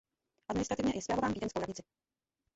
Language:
Czech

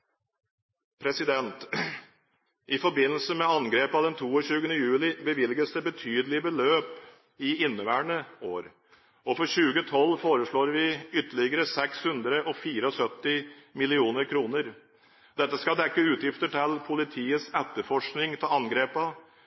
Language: Norwegian Bokmål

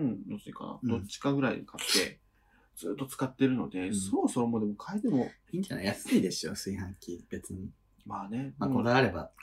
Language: Japanese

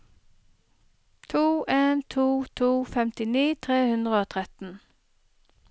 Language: Norwegian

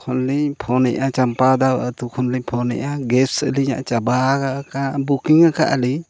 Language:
Santali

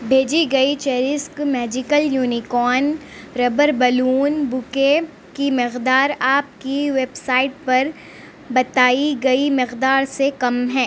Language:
Urdu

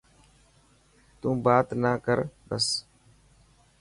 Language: Dhatki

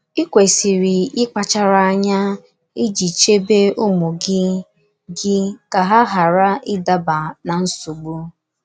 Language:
Igbo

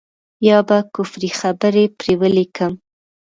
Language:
Pashto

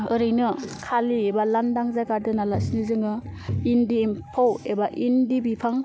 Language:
Bodo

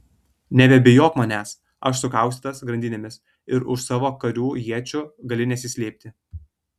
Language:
Lithuanian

